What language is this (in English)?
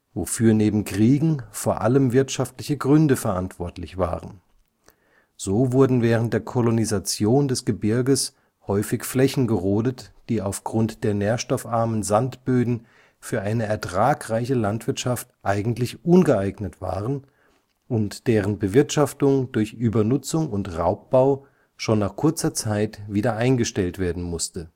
German